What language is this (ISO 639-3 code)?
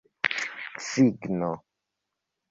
epo